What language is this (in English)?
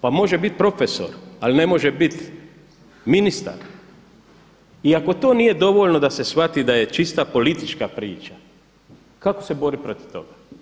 Croatian